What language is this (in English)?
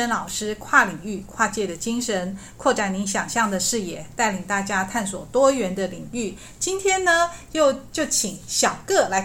Chinese